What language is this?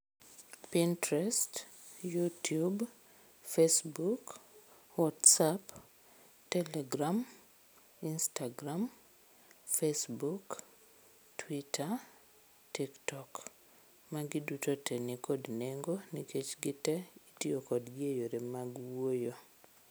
Luo (Kenya and Tanzania)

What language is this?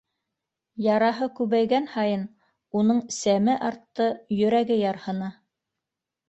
Bashkir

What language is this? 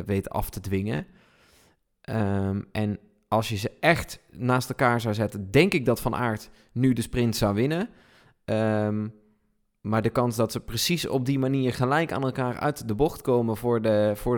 Dutch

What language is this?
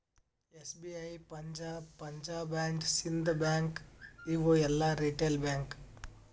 Kannada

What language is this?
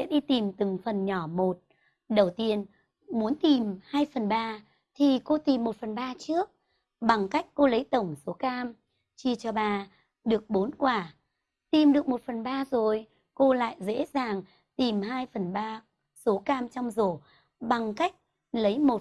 Vietnamese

